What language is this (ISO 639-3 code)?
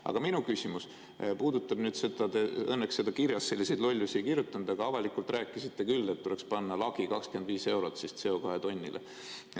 est